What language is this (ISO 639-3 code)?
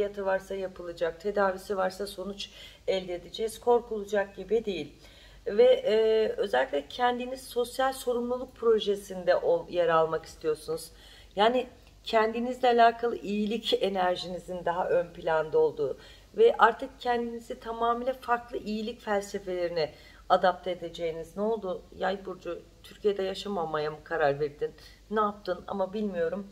tur